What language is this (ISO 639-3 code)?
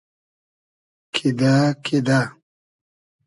haz